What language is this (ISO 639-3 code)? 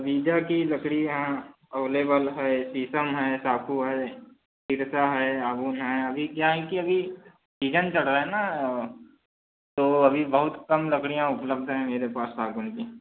hin